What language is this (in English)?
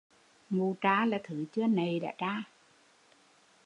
Vietnamese